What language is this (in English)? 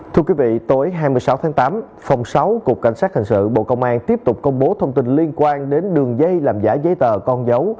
Vietnamese